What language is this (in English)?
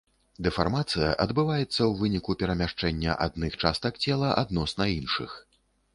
Belarusian